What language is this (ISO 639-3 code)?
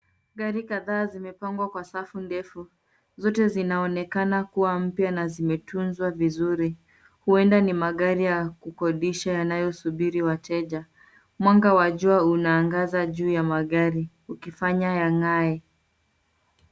swa